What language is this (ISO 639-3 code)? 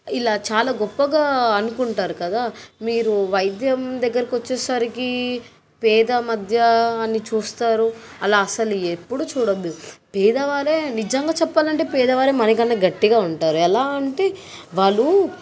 tel